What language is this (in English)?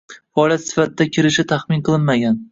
Uzbek